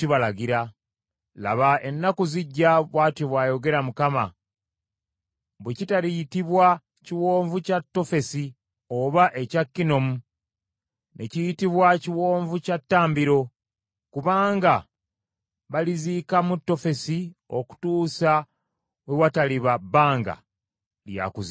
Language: Ganda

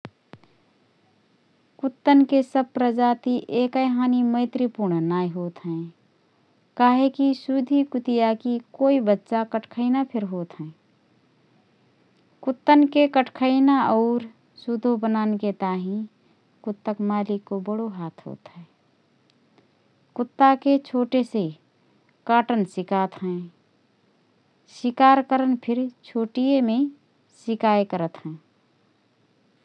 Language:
Rana Tharu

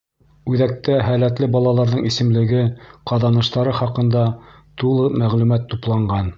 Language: Bashkir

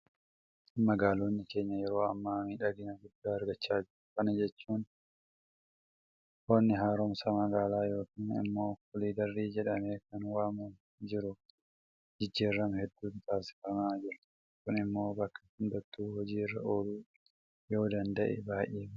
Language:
Oromo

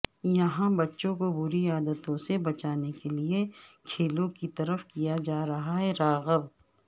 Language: Urdu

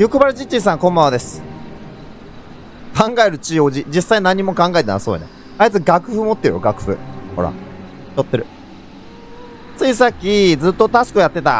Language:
Japanese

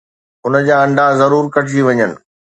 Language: Sindhi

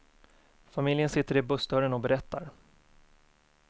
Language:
Swedish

